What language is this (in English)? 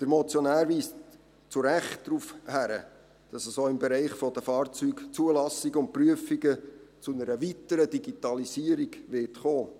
Swiss German